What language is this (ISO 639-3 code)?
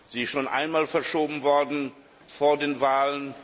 deu